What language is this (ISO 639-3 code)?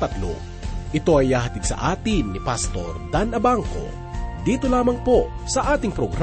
fil